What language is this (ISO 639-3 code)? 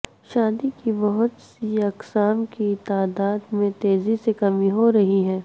urd